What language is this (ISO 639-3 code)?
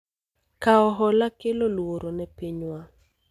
luo